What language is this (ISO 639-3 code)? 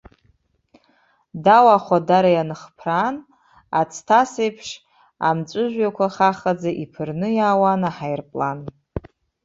abk